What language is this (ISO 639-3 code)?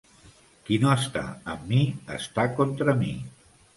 cat